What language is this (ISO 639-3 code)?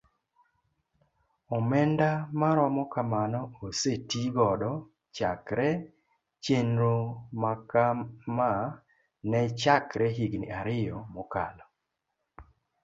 luo